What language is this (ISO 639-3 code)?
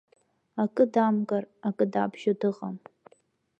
abk